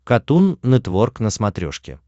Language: Russian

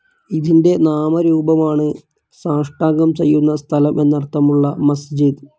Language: Malayalam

